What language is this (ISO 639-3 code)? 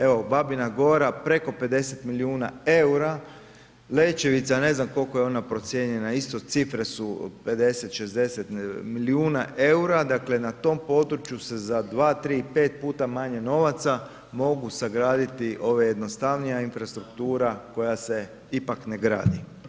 hrv